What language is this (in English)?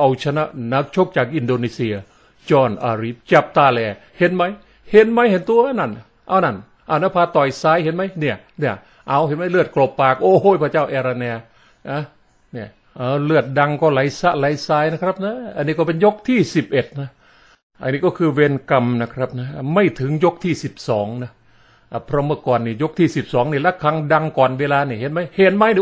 Thai